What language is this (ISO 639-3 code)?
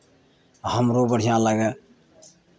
mai